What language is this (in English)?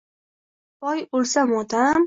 Uzbek